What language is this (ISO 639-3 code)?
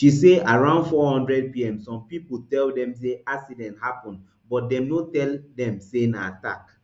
pcm